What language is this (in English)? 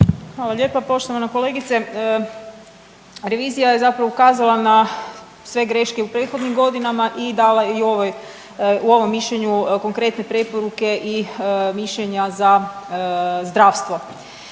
Croatian